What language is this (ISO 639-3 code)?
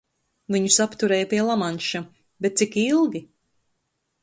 lav